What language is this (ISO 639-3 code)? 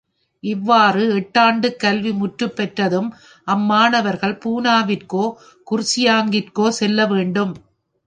tam